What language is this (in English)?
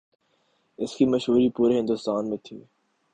Urdu